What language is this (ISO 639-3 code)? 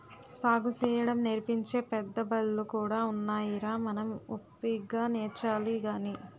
tel